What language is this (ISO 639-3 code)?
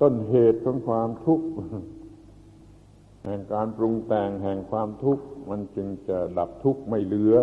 tha